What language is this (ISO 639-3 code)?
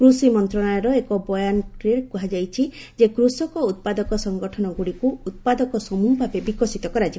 ori